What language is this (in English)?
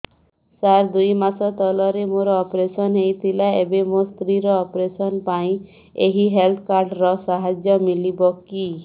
Odia